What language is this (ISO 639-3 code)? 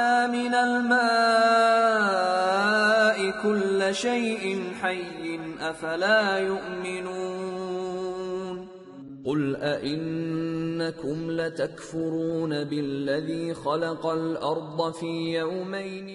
ara